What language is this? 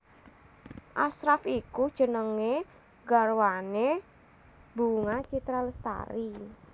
Javanese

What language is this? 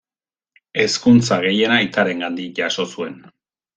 Basque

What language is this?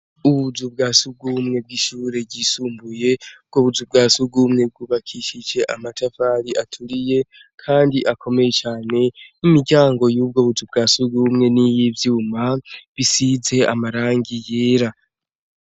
Rundi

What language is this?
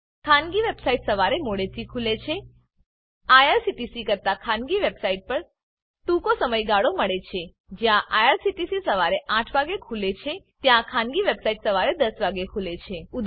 Gujarati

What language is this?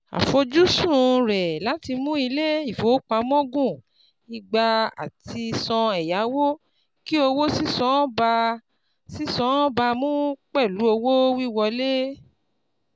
Yoruba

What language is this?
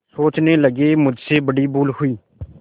Hindi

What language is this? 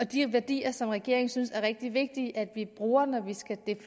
Danish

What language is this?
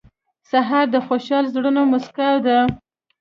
Pashto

